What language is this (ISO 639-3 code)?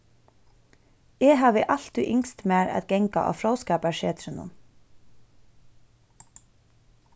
fao